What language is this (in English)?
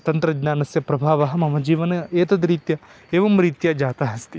Sanskrit